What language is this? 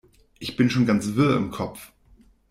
German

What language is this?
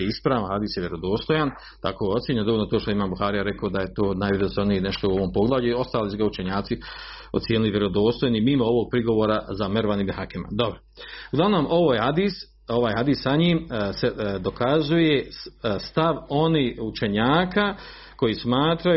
Croatian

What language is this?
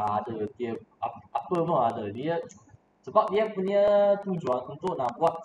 Malay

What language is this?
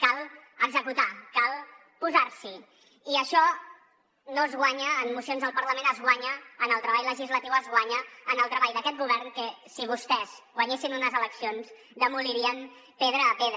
Catalan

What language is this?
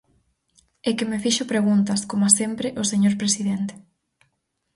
Galician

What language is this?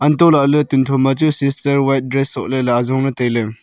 Wancho Naga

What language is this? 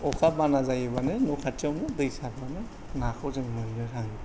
Bodo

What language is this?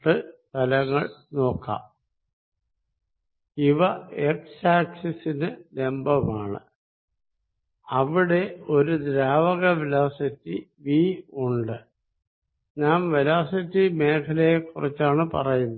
Malayalam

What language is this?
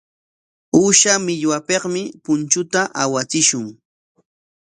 Corongo Ancash Quechua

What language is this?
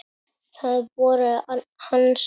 Icelandic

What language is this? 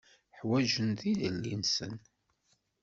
Kabyle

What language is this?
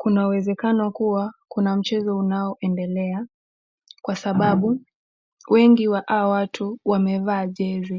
Swahili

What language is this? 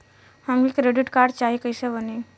Bhojpuri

